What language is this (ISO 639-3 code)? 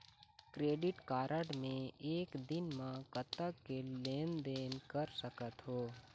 hne